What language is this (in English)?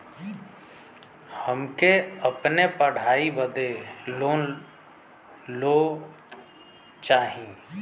Bhojpuri